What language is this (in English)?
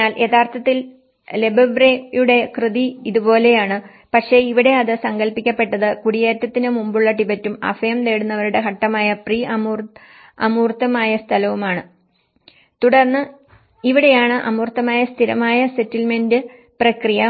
Malayalam